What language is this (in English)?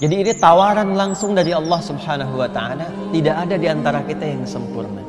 Indonesian